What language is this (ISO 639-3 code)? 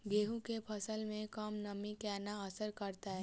mai